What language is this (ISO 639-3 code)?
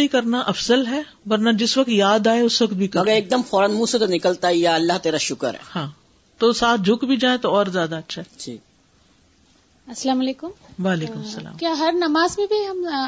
urd